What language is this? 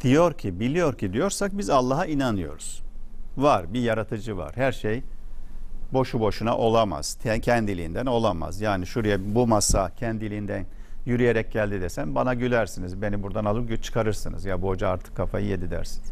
Turkish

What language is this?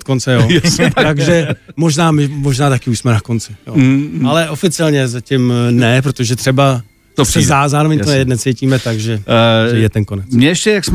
Czech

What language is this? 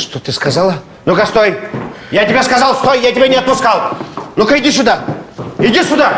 Russian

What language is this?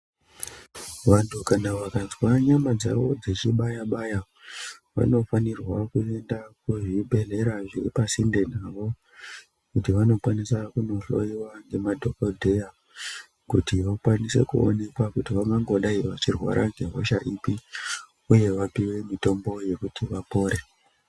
Ndau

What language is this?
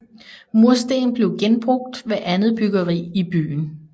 Danish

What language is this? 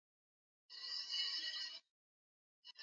Swahili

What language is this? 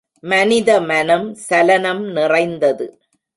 Tamil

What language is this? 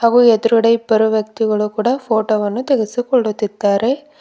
Kannada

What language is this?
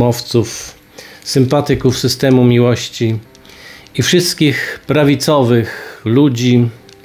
Polish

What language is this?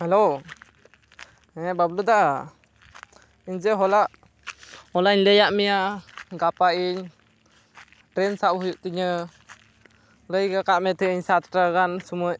Santali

